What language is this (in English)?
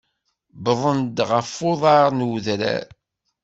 Kabyle